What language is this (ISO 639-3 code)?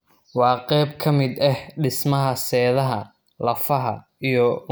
som